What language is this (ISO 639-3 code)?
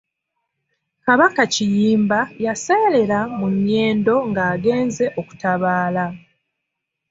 lug